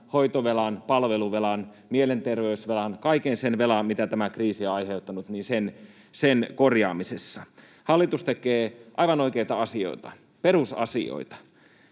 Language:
Finnish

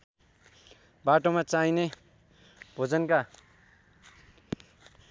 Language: Nepali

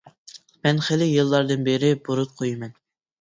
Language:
Uyghur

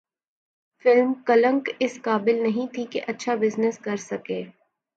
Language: Urdu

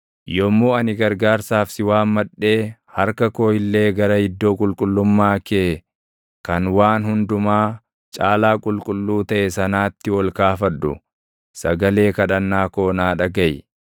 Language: Oromo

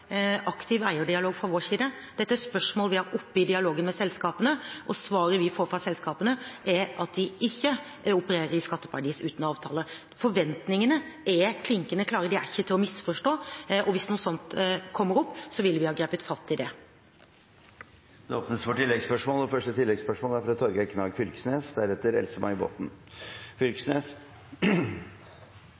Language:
Norwegian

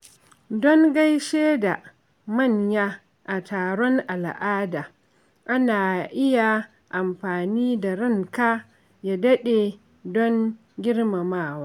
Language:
Hausa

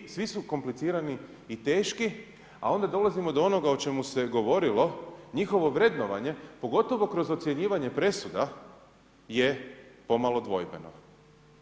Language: Croatian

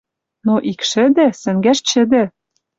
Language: Western Mari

